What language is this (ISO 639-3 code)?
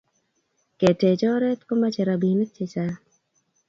kln